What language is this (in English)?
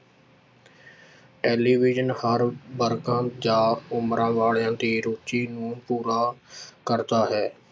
Punjabi